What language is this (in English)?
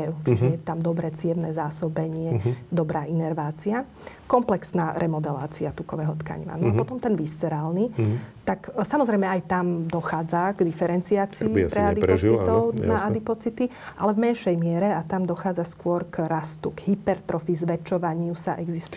Slovak